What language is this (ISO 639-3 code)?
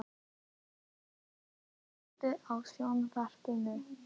isl